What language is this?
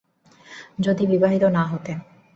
Bangla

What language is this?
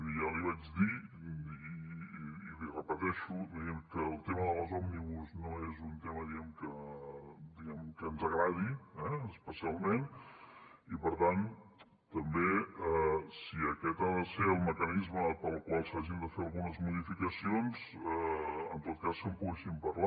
Catalan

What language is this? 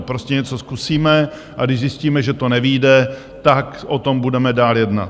Czech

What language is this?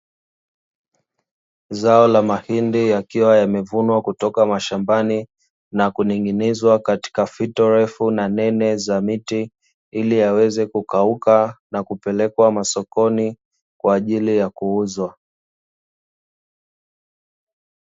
Swahili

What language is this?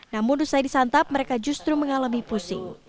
Indonesian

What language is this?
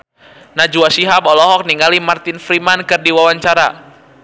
Sundanese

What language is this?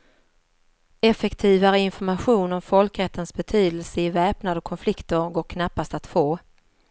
Swedish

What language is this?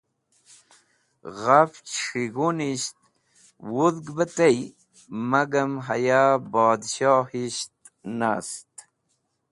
Wakhi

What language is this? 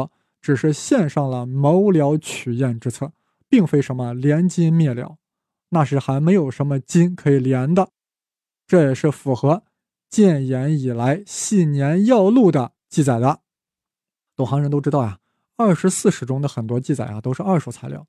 Chinese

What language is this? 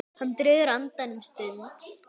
Icelandic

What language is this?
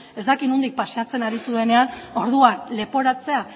Basque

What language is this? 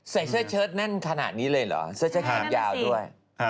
Thai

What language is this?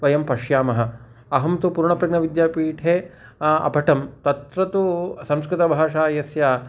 Sanskrit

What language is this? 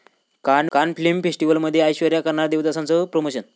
Marathi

